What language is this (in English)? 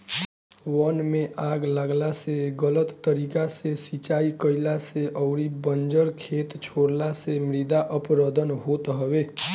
Bhojpuri